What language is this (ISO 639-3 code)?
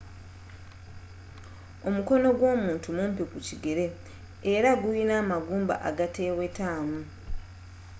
lug